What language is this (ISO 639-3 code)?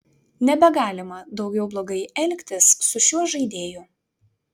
lit